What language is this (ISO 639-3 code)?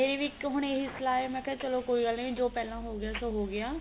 pan